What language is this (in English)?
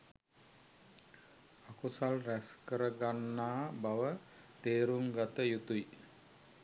Sinhala